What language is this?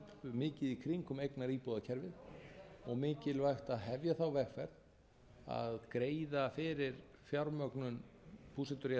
Icelandic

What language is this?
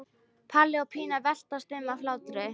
Icelandic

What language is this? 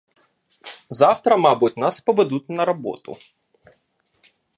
Ukrainian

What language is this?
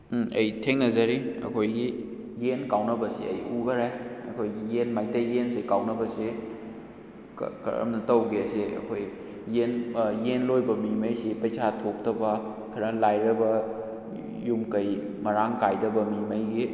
Manipuri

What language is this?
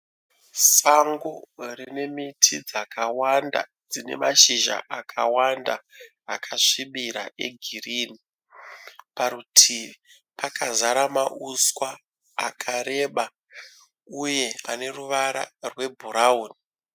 Shona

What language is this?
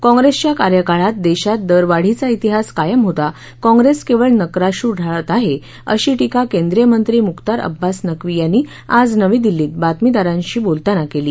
Marathi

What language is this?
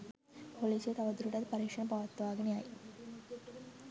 Sinhala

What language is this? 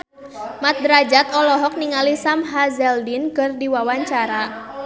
Sundanese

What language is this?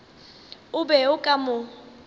Northern Sotho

